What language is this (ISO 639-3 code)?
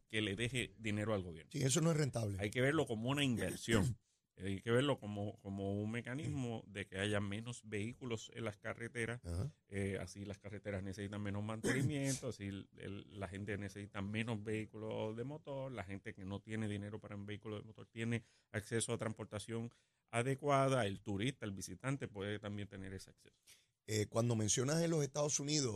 spa